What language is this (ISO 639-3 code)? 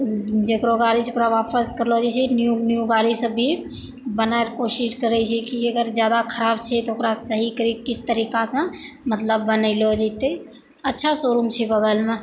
mai